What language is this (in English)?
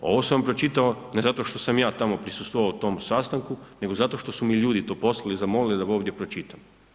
Croatian